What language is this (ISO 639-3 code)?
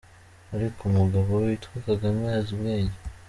kin